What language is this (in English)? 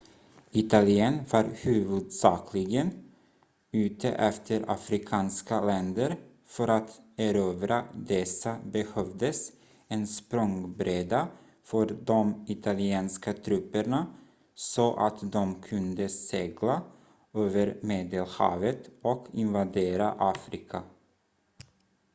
Swedish